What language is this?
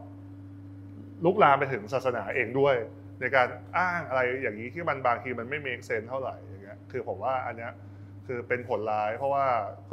Thai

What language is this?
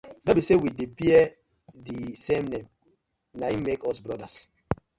Nigerian Pidgin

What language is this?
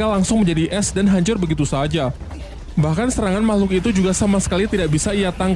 Indonesian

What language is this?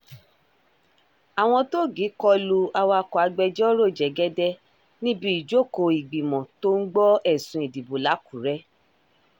Yoruba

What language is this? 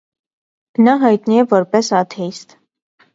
Armenian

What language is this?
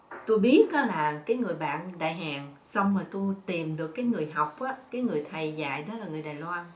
Vietnamese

